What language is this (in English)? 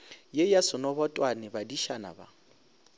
Northern Sotho